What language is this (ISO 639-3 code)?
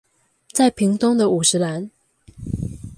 zho